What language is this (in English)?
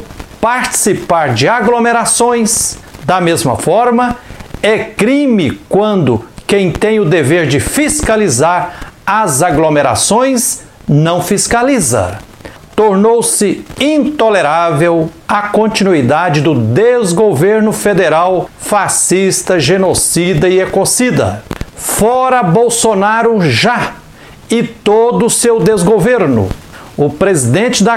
Portuguese